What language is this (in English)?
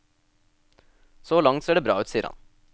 Norwegian